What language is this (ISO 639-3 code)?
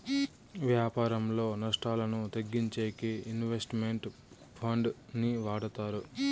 tel